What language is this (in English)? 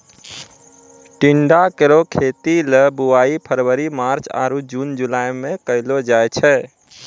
Maithili